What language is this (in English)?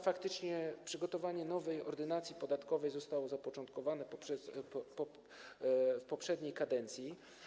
Polish